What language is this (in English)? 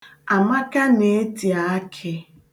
Igbo